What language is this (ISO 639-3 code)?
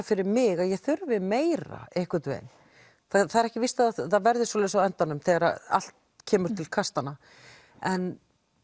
isl